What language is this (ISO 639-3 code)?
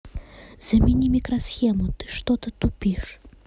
rus